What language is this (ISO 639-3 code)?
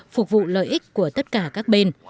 vie